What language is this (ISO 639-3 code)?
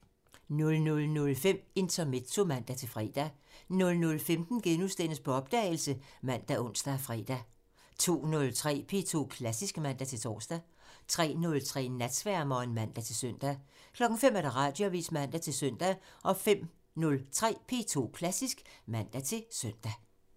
dan